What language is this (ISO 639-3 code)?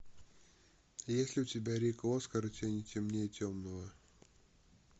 rus